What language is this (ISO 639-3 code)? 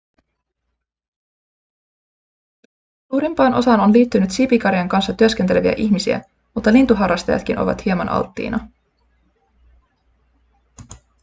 fin